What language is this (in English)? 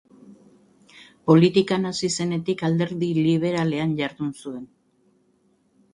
Basque